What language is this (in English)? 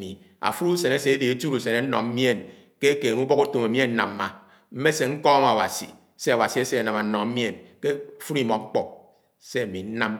Anaang